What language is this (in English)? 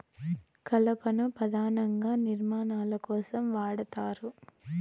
Telugu